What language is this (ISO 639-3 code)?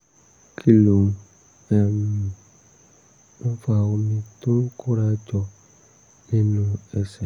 yor